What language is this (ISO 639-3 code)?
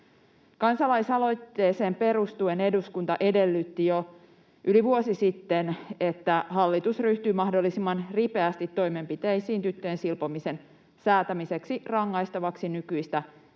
fin